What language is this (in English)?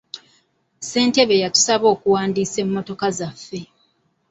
Ganda